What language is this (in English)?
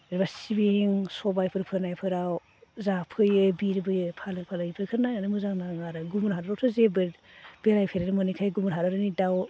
Bodo